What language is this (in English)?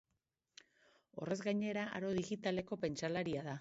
Basque